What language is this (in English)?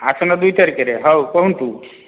Odia